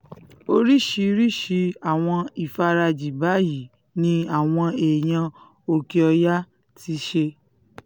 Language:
Yoruba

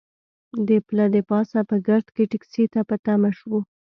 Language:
Pashto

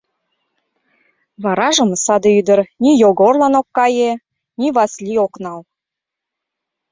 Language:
Mari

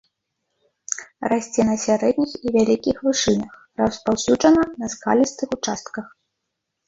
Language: Belarusian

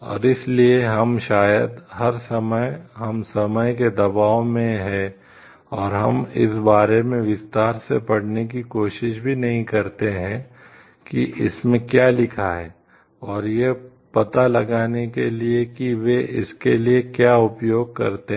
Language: Hindi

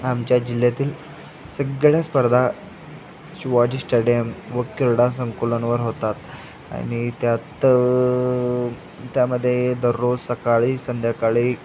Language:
Marathi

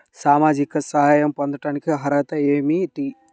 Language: Telugu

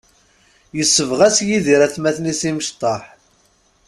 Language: Kabyle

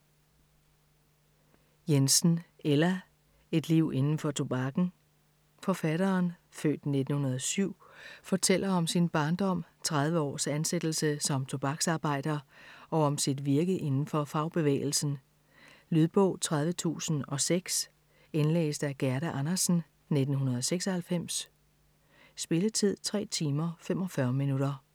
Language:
Danish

